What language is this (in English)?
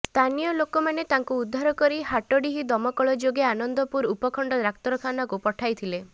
Odia